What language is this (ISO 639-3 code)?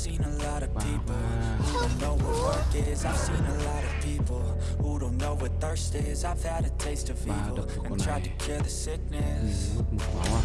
vie